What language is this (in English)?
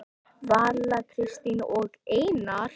Icelandic